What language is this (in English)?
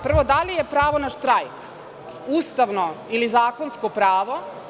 Serbian